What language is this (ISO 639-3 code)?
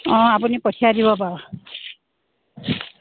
asm